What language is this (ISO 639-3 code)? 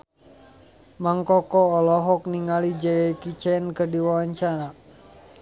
sun